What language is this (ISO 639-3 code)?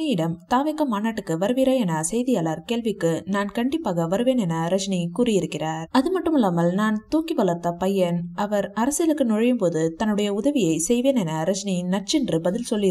ron